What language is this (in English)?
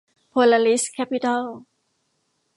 Thai